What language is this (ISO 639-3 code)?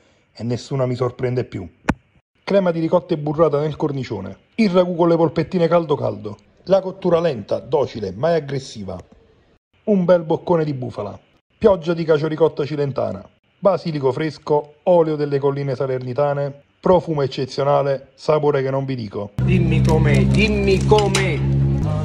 ita